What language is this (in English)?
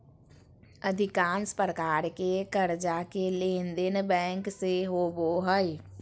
Magahi